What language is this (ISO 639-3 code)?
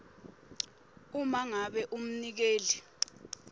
ssw